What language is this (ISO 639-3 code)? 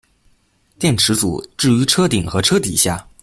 zho